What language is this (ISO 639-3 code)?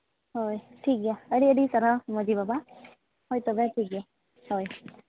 sat